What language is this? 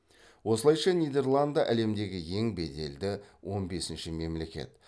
Kazakh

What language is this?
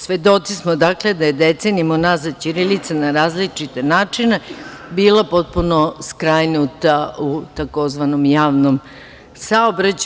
Serbian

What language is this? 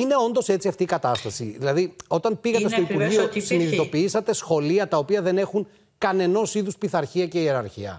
Greek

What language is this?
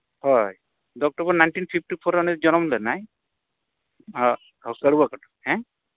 Santali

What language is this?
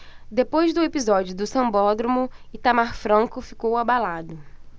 Portuguese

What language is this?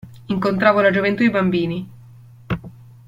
Italian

